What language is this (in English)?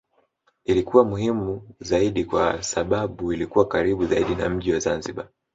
Swahili